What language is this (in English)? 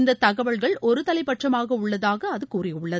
Tamil